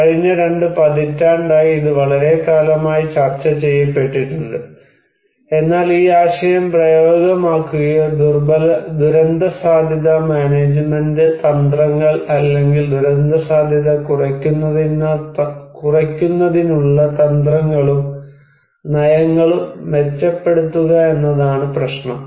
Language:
Malayalam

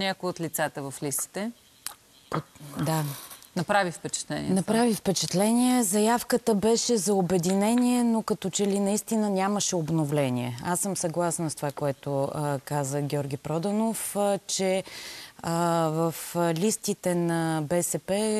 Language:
Bulgarian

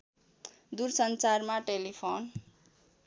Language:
Nepali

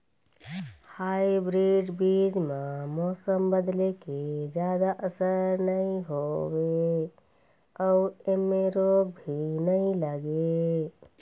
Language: Chhattisgarhi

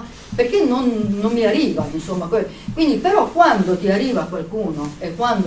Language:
Italian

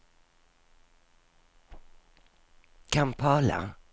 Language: Swedish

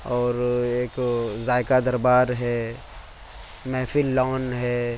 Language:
Urdu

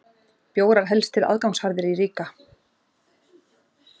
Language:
Icelandic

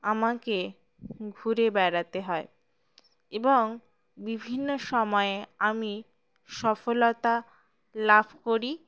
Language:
Bangla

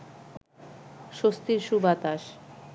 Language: Bangla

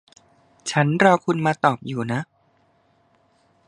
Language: Thai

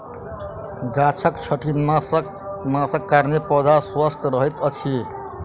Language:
Maithili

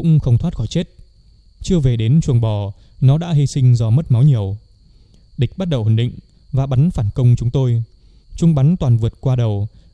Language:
Vietnamese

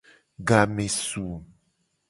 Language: Gen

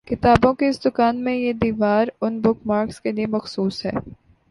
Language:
Urdu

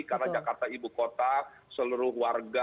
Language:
Indonesian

